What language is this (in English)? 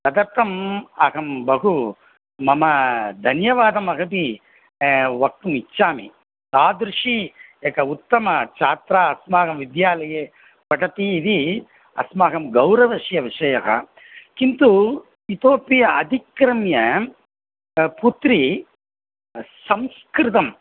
Sanskrit